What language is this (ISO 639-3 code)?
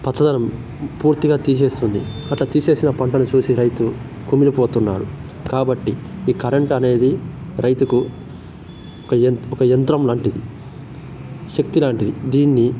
tel